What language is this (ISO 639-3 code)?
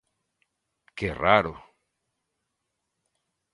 glg